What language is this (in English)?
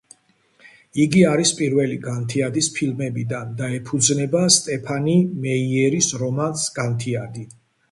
Georgian